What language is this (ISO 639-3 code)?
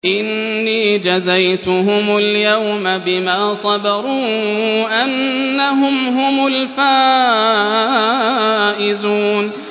ara